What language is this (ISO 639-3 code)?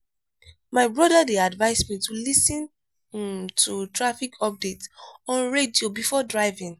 pcm